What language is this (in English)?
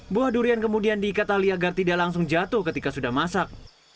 Indonesian